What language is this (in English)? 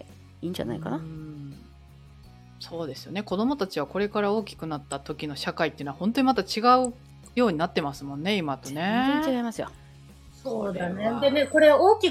Japanese